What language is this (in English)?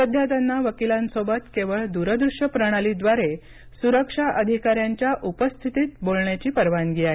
Marathi